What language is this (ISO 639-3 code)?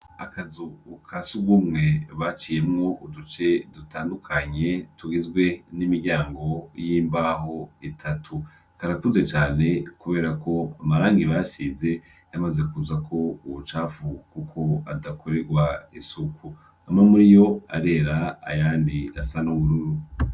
run